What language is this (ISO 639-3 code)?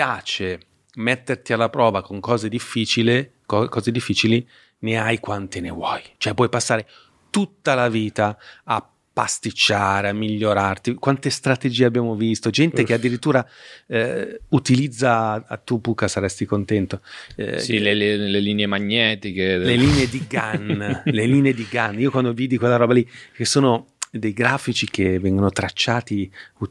ita